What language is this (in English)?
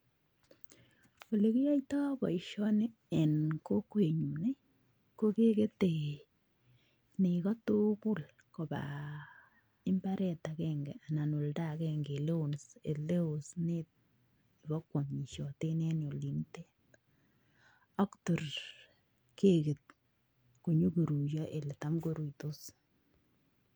Kalenjin